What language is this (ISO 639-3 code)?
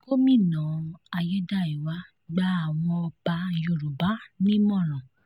yor